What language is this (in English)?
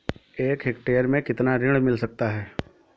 Hindi